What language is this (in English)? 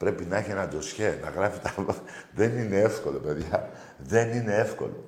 Greek